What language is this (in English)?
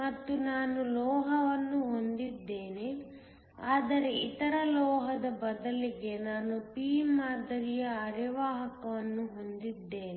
Kannada